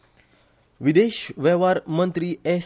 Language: Konkani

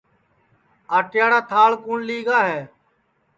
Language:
Sansi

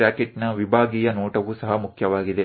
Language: Gujarati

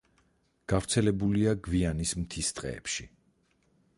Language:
Georgian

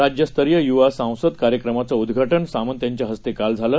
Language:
Marathi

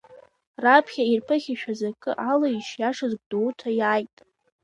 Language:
Abkhazian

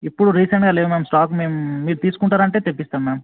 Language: Telugu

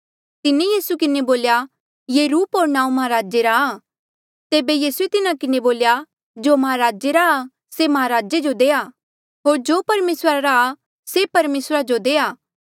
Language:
Mandeali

